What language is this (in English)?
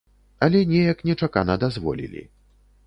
Belarusian